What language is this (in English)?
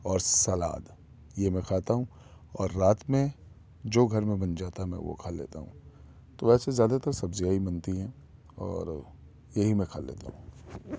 Urdu